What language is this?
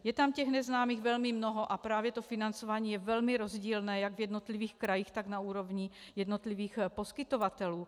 Czech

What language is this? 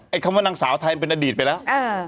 Thai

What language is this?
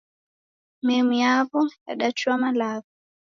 Taita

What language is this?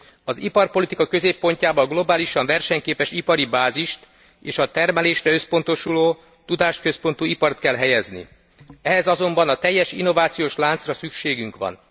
Hungarian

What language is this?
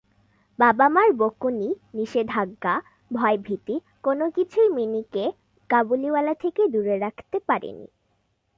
Bangla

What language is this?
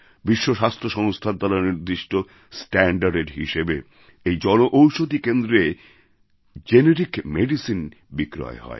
Bangla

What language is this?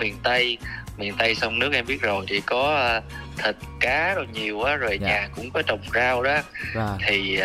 Vietnamese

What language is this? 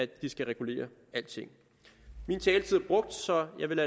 Danish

